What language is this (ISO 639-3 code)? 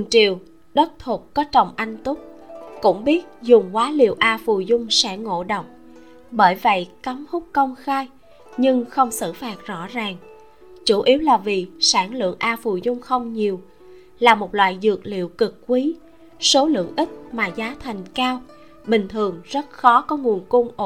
vie